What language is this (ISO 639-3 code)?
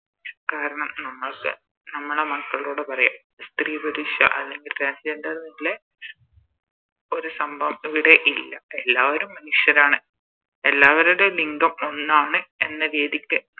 mal